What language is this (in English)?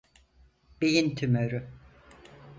Turkish